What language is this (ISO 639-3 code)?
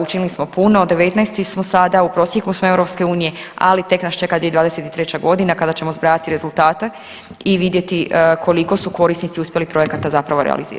hrv